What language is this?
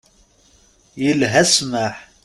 Kabyle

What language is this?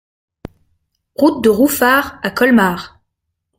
French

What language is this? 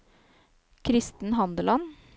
Norwegian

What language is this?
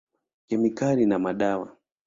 Swahili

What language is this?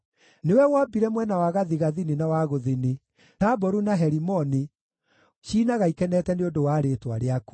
Kikuyu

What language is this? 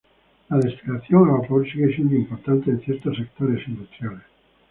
Spanish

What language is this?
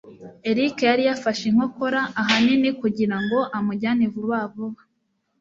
Kinyarwanda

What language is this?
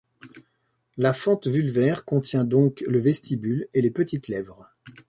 French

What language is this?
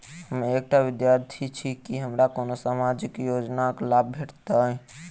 Maithili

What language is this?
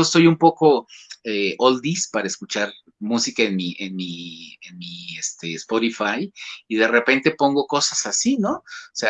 Spanish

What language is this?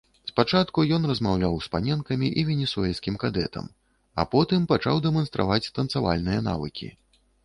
Belarusian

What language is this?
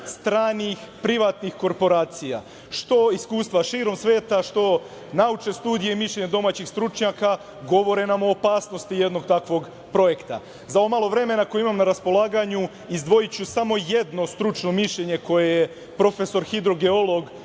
Serbian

